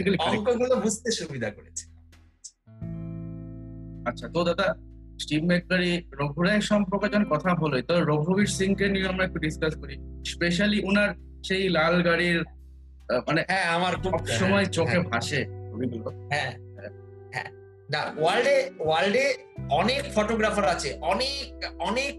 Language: Bangla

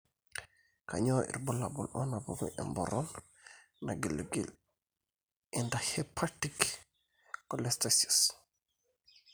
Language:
Masai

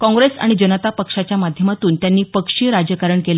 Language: Marathi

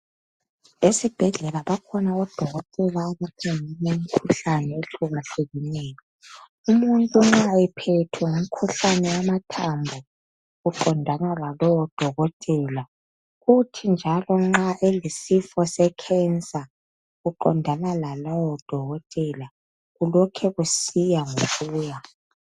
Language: North Ndebele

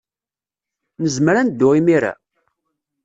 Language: Kabyle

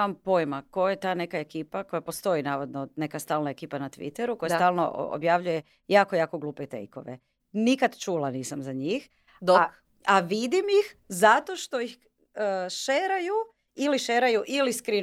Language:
Croatian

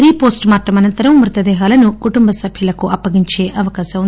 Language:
Telugu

